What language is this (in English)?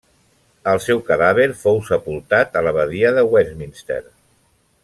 Catalan